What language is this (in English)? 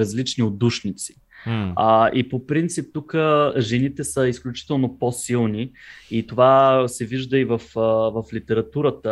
Bulgarian